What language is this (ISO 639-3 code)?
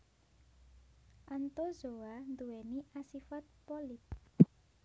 jav